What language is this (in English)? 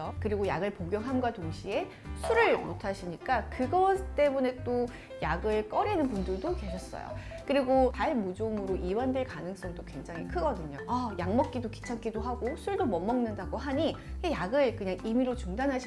Korean